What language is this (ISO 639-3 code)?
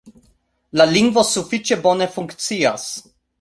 epo